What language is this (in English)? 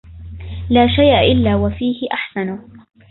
Arabic